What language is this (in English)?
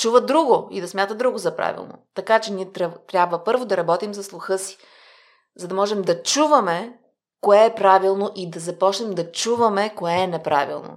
Bulgarian